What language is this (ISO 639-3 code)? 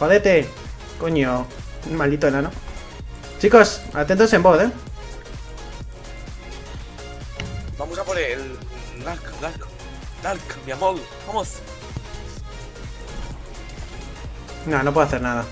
spa